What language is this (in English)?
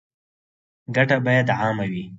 Pashto